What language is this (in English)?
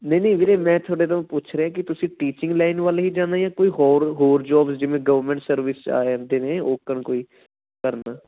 Punjabi